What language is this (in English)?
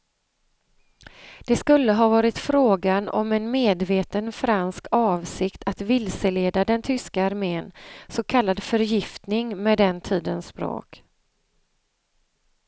Swedish